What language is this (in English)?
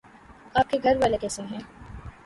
Urdu